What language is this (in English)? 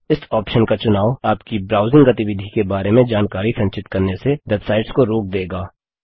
Hindi